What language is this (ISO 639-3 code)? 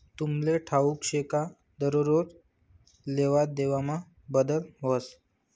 mar